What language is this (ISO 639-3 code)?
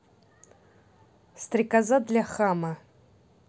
rus